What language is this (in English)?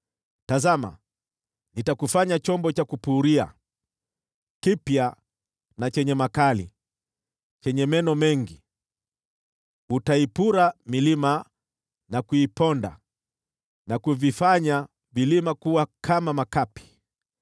Swahili